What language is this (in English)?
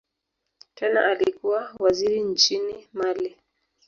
Swahili